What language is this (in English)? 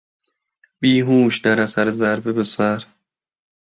Persian